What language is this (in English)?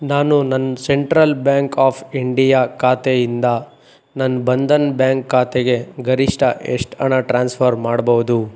Kannada